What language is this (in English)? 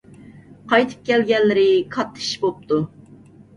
Uyghur